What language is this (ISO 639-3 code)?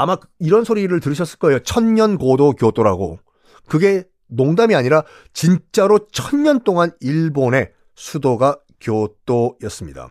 kor